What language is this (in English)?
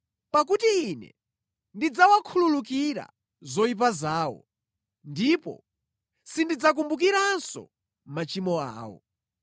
Nyanja